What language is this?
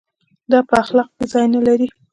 Pashto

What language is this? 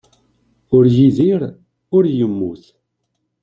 Kabyle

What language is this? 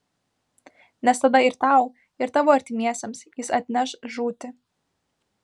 Lithuanian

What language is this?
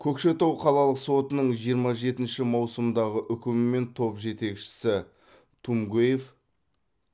Kazakh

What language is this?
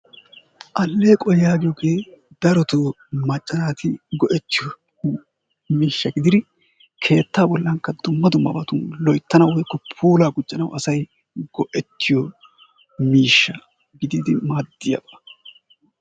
Wolaytta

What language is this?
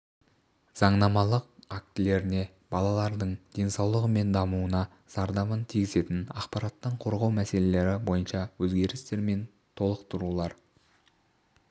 Kazakh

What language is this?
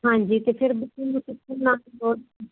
Punjabi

